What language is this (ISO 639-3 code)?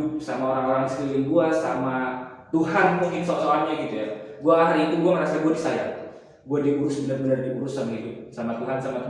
ind